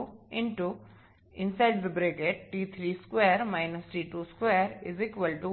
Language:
Bangla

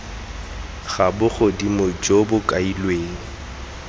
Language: Tswana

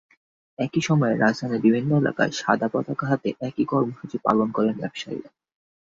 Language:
Bangla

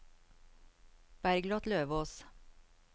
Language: Norwegian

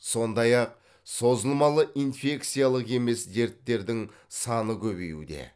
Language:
Kazakh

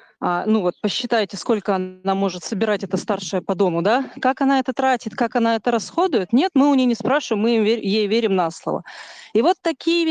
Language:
Russian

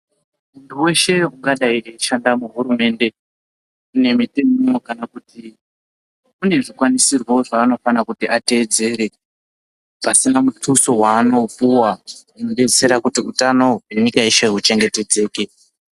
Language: Ndau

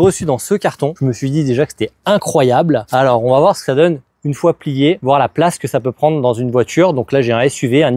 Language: French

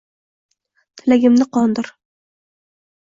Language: Uzbek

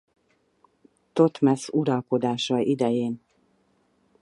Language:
Hungarian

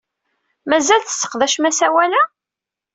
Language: Kabyle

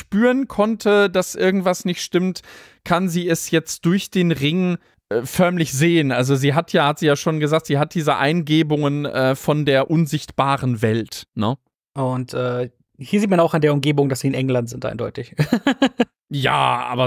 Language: German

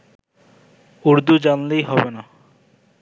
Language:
Bangla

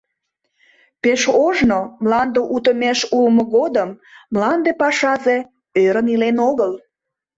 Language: Mari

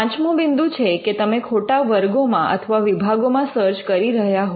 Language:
Gujarati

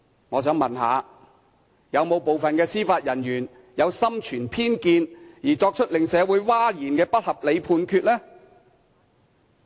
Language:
Cantonese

